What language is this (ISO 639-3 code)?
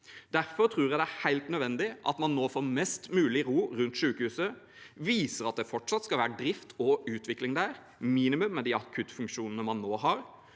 nor